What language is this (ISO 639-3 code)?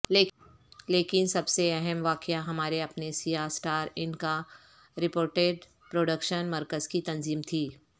urd